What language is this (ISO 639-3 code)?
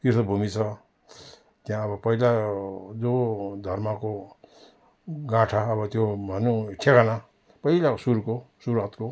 nep